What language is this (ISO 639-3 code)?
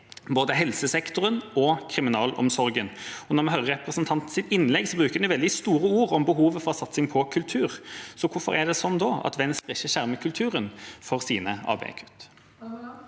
nor